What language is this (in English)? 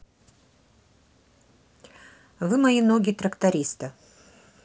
Russian